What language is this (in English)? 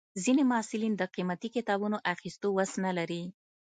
Pashto